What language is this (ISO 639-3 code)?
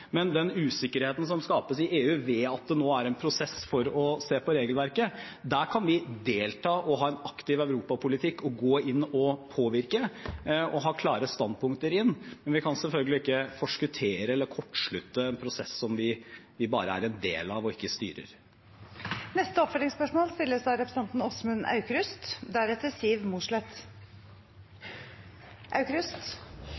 nor